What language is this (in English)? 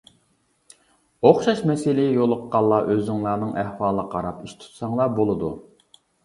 Uyghur